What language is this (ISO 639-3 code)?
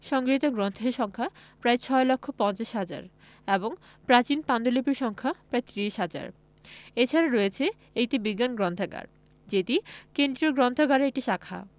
ben